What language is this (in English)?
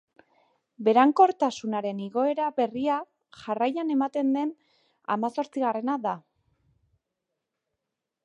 Basque